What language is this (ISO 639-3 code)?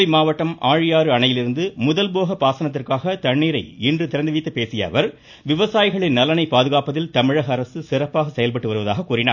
tam